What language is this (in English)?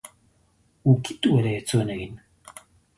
Basque